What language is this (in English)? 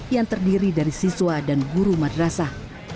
Indonesian